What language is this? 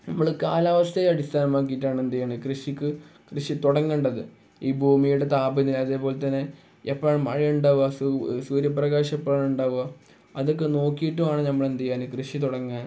Malayalam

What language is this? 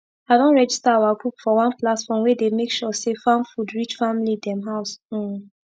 Nigerian Pidgin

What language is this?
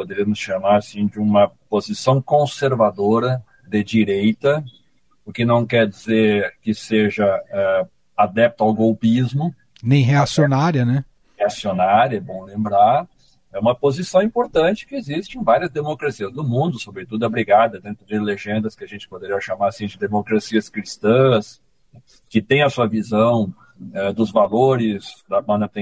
Portuguese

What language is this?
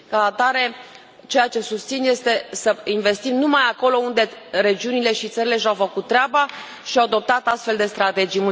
Romanian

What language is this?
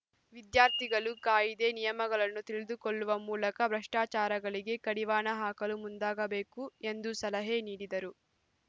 Kannada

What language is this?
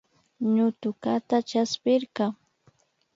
Imbabura Highland Quichua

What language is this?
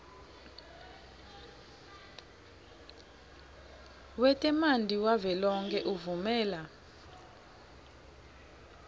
Swati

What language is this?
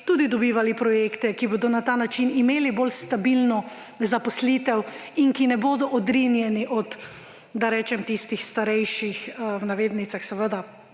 Slovenian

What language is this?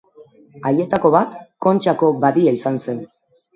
Basque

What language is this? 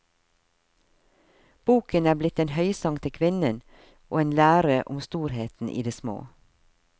Norwegian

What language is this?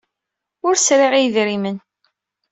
Kabyle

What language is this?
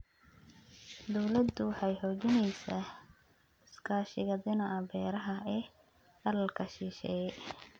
Somali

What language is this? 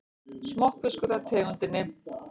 Icelandic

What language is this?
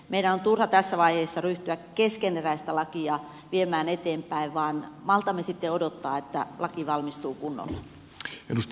Finnish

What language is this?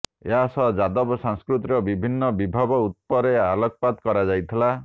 Odia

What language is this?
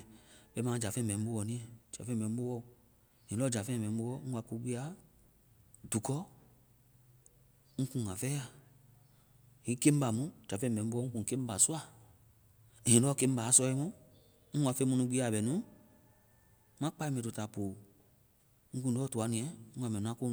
Vai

